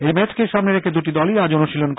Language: Bangla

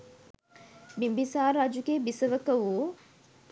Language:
Sinhala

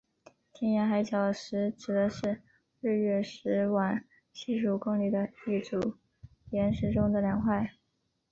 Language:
Chinese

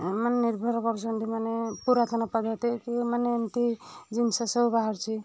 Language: Odia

